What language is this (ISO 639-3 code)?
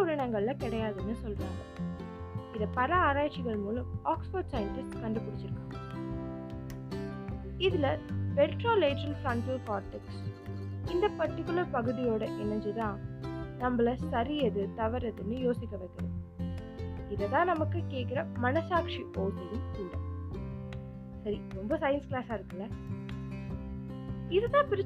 tam